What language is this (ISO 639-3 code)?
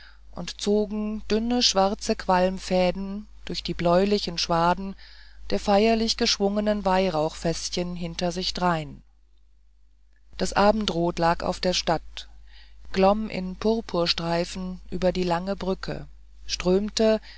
deu